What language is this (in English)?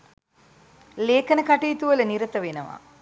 Sinhala